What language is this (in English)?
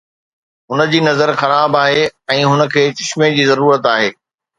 Sindhi